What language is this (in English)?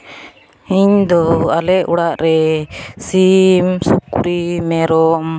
Santali